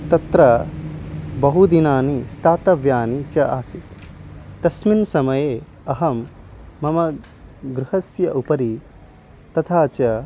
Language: Sanskrit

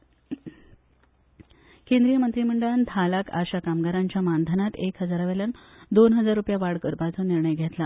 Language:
Konkani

